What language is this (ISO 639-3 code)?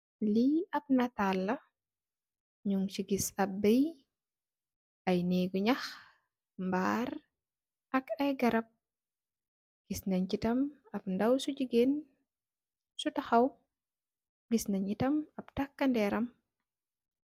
wol